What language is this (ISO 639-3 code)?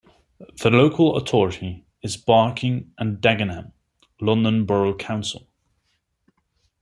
eng